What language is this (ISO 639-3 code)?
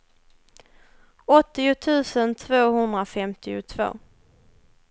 swe